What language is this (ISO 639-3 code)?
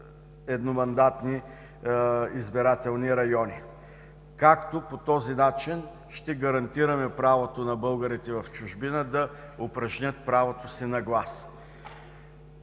bul